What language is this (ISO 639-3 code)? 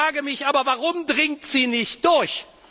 deu